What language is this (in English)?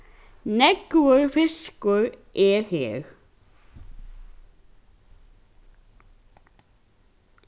Faroese